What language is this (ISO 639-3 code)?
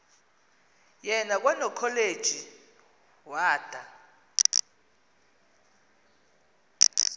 xho